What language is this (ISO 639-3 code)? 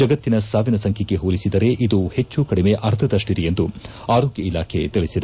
kan